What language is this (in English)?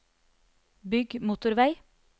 Norwegian